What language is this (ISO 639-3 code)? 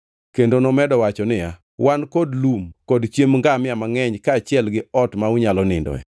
luo